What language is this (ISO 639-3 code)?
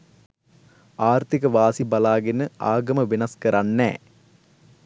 sin